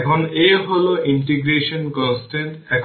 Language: Bangla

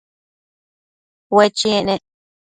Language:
Matsés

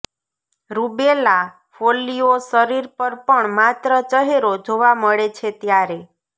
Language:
Gujarati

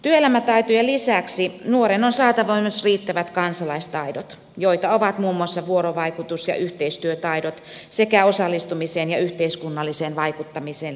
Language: Finnish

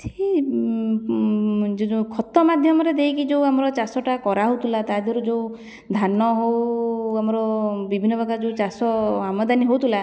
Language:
Odia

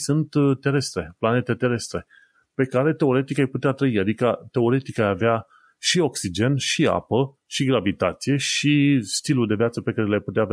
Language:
Romanian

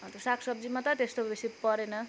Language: Nepali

